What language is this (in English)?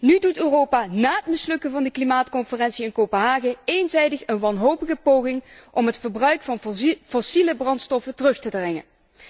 Dutch